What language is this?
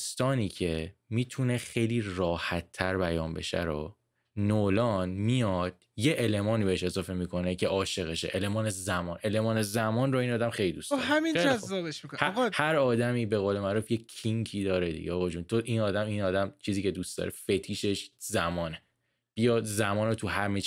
Persian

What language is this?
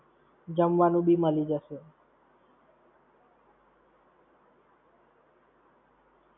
Gujarati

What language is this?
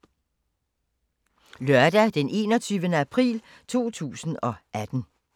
Danish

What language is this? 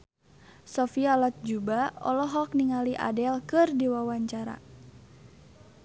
Sundanese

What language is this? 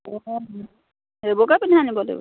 Assamese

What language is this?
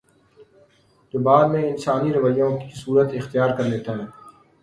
Urdu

